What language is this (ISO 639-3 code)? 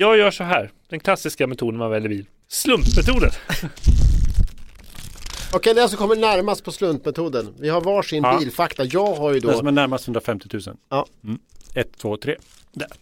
swe